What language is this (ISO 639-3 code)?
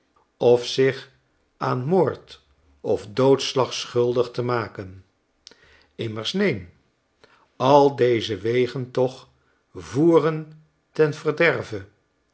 nld